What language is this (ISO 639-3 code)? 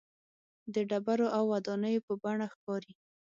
pus